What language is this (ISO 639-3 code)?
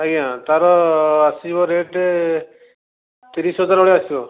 ori